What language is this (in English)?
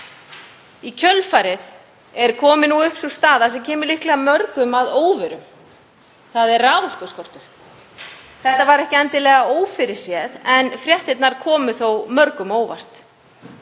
Icelandic